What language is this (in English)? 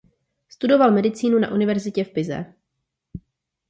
Czech